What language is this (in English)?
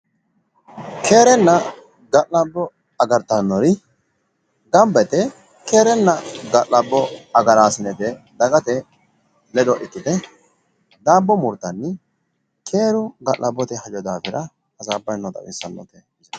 Sidamo